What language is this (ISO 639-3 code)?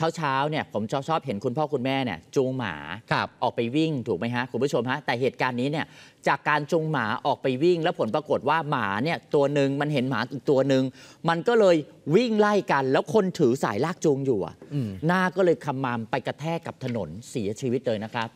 tha